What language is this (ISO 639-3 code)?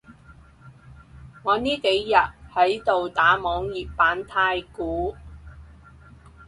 yue